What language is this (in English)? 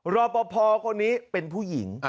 Thai